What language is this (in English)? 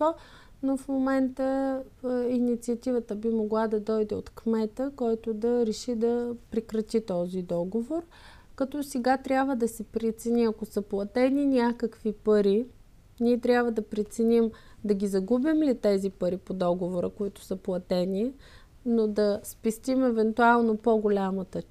Bulgarian